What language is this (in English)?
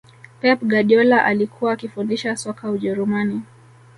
Swahili